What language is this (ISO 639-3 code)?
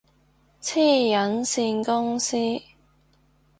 yue